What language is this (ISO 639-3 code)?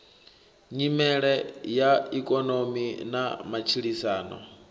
ven